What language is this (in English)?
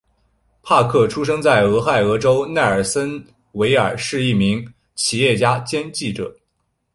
Chinese